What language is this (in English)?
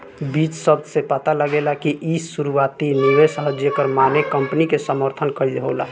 Bhojpuri